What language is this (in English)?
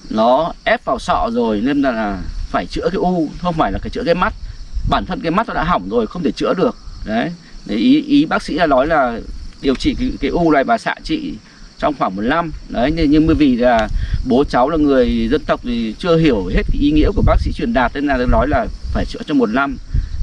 Vietnamese